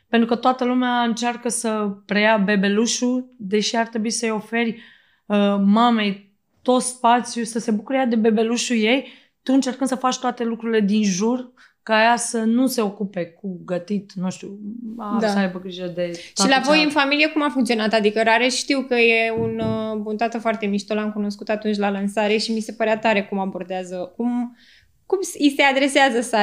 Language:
Romanian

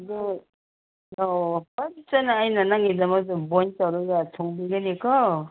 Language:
Manipuri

